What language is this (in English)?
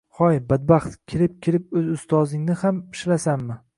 Uzbek